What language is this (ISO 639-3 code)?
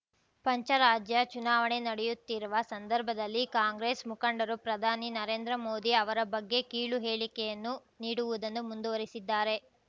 kan